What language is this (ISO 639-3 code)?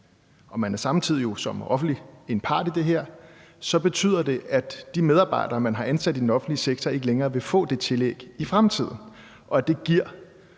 dan